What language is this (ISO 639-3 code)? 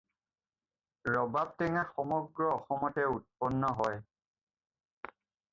asm